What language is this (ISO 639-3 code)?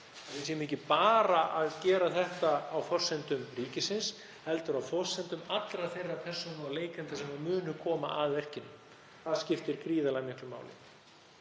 isl